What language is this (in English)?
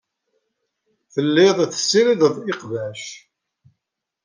Kabyle